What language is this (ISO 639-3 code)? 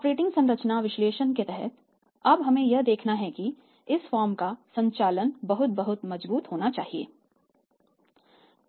hin